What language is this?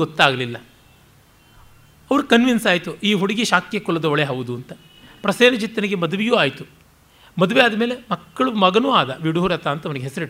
Kannada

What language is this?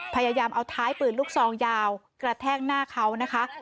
Thai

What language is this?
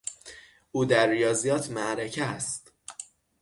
Persian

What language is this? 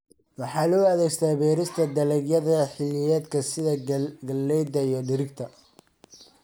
Somali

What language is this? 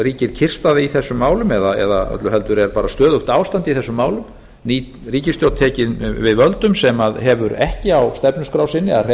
Icelandic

